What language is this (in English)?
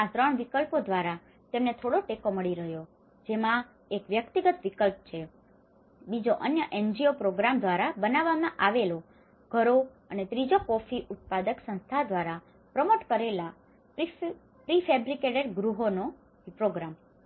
Gujarati